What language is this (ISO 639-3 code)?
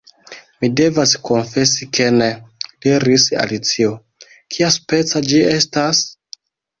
epo